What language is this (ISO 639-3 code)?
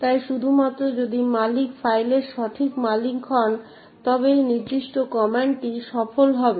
ben